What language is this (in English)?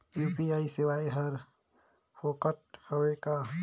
Chhattisgarhi